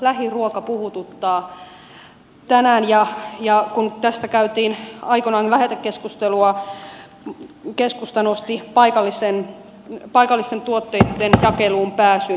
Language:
Finnish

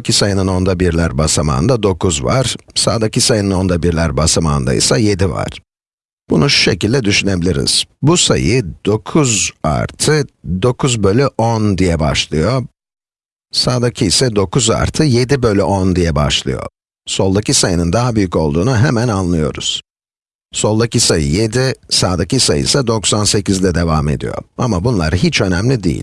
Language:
Turkish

